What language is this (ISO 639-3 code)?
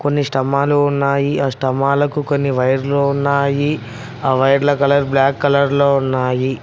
tel